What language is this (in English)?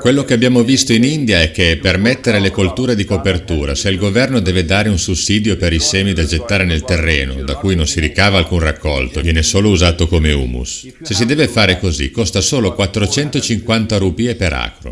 Italian